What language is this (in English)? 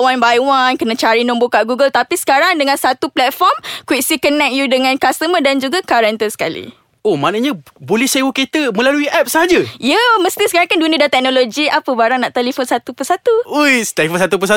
Malay